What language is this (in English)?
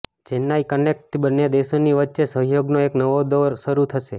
Gujarati